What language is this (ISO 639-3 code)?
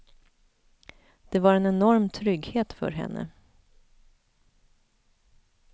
swe